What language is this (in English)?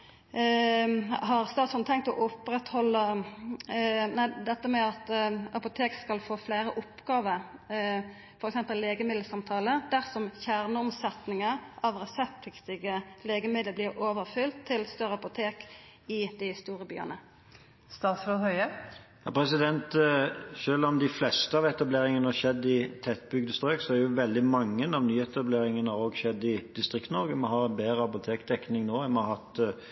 Norwegian